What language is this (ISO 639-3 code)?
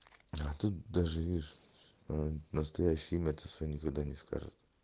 rus